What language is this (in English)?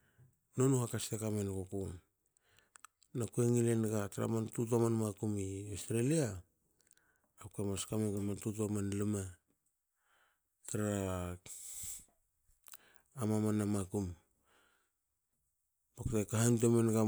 Hakö